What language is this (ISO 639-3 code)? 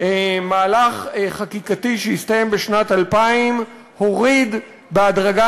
heb